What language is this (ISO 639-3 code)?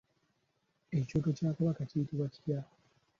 lug